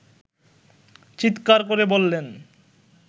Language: Bangla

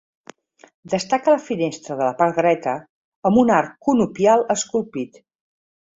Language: Catalan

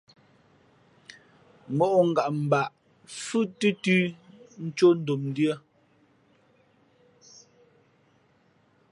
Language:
Fe'fe'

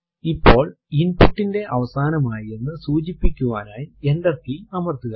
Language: Malayalam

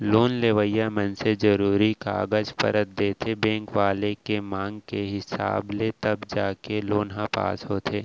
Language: Chhattisgarhi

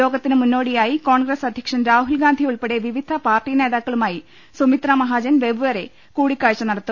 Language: Malayalam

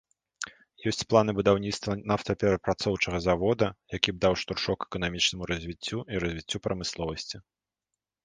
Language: Belarusian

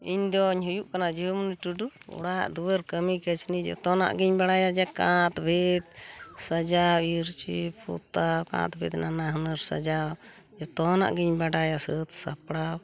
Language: Santali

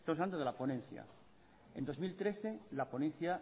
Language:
Spanish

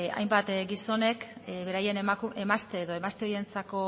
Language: Basque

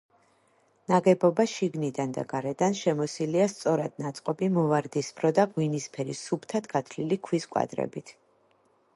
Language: Georgian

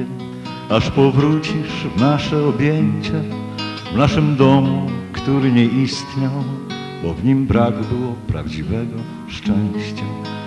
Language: Polish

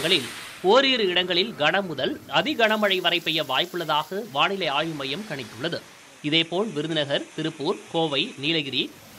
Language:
Tamil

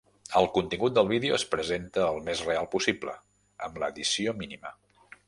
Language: Catalan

